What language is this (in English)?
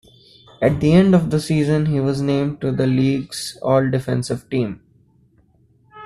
English